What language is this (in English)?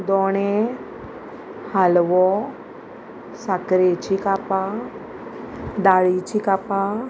Konkani